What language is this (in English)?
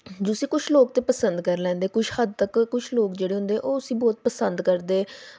Dogri